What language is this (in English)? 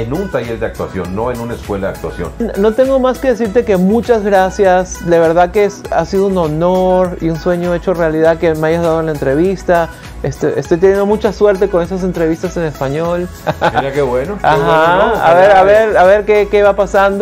Spanish